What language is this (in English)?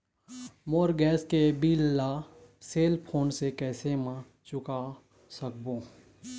Chhattisgarhi